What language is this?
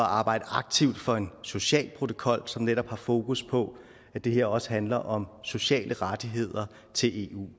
Danish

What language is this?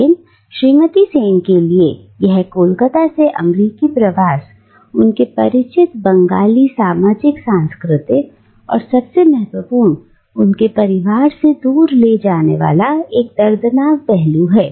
Hindi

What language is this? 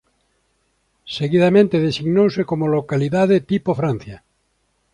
Galician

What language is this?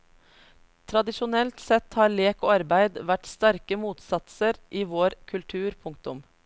Norwegian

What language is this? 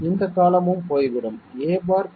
Tamil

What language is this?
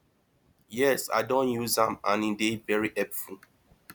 Nigerian Pidgin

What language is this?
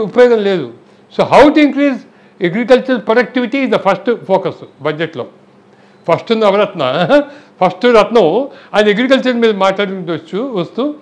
Telugu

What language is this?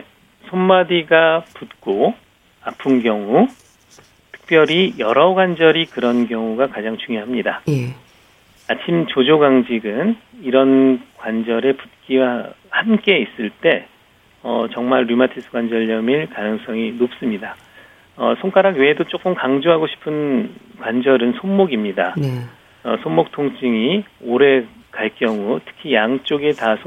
Korean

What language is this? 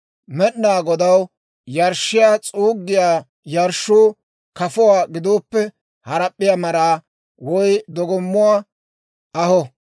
Dawro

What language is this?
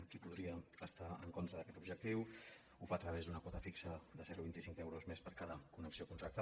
Catalan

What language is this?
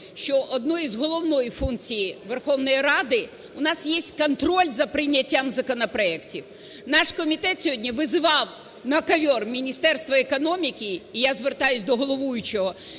Ukrainian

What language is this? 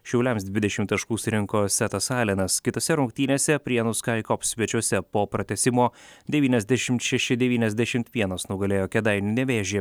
Lithuanian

